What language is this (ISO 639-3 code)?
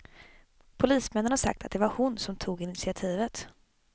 swe